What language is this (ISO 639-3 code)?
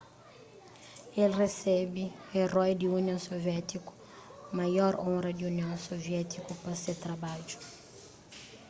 kea